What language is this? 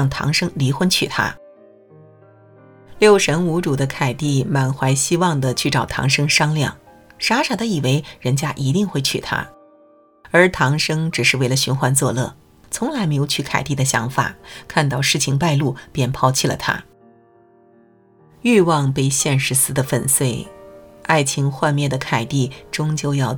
Chinese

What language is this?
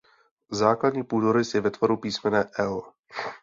Czech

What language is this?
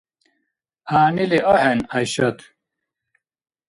Dargwa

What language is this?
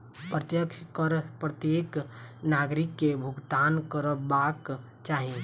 Maithili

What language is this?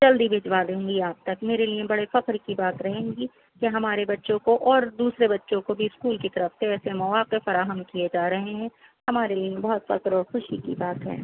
Urdu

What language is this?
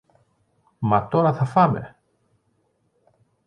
Greek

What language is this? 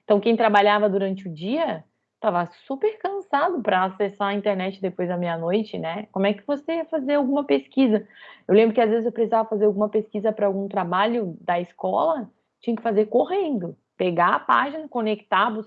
Portuguese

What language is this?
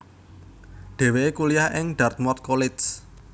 Javanese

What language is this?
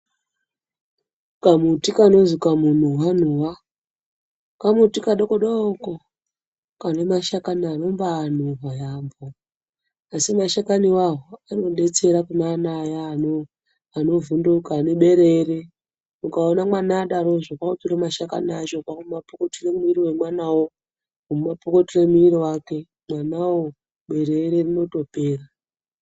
Ndau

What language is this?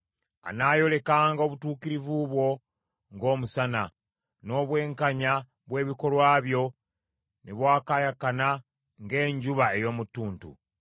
Ganda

